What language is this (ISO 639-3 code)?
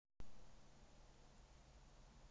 rus